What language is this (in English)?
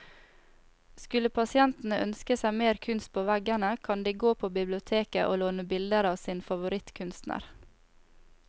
Norwegian